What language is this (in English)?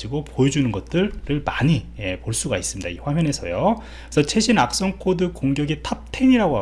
Korean